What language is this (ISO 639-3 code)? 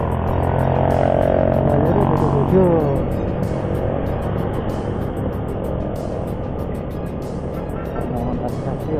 ind